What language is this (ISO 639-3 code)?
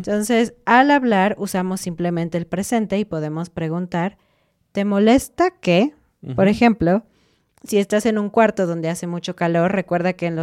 spa